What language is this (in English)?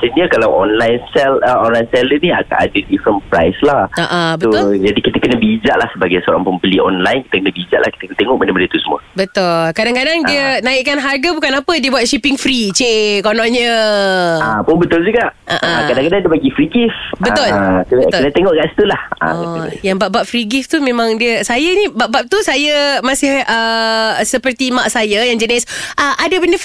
Malay